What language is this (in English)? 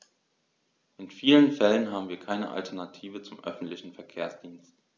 German